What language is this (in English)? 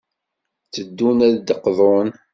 Kabyle